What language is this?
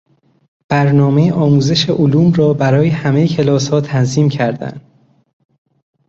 Persian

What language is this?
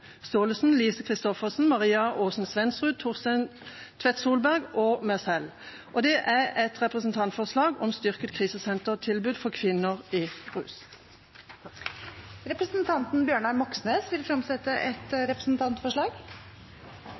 Norwegian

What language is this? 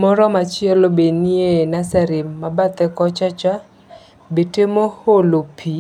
Luo (Kenya and Tanzania)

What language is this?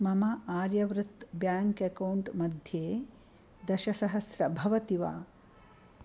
Sanskrit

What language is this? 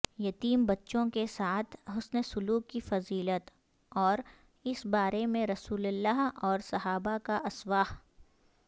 Urdu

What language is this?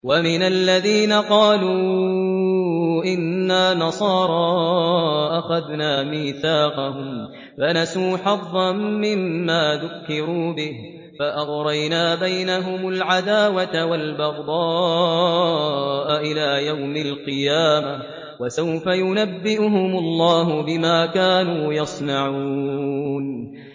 Arabic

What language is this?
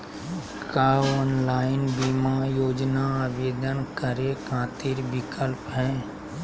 Magahi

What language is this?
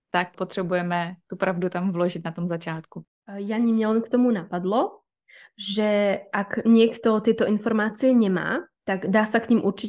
Czech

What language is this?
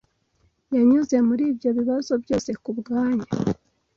Kinyarwanda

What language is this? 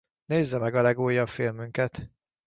Hungarian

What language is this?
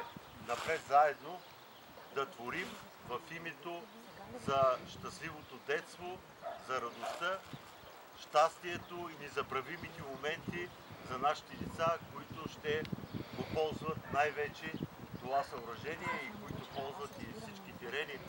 Bulgarian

